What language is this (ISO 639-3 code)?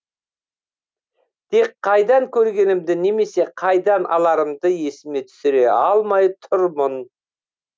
kaz